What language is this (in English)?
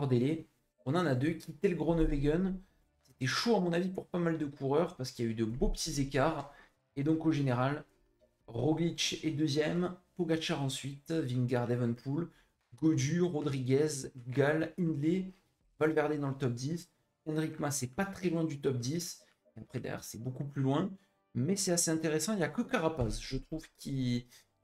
French